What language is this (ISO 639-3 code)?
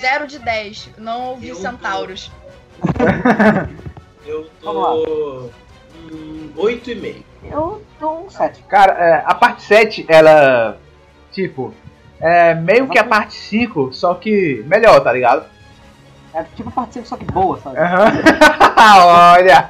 por